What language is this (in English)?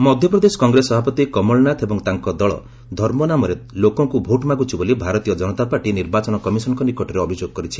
Odia